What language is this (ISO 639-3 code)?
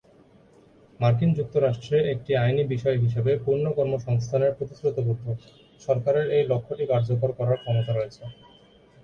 ben